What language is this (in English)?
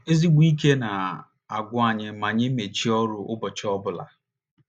Igbo